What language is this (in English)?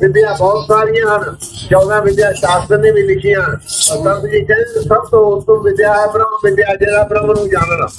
Punjabi